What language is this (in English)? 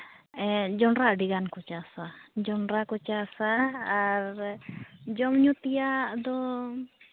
Santali